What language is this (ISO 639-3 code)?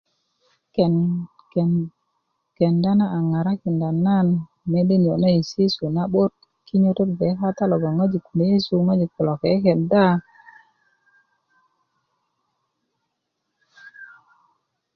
ukv